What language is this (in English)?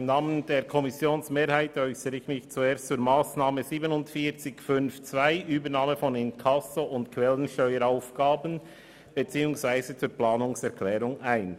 Swiss German